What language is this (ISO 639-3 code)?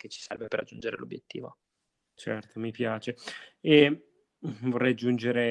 ita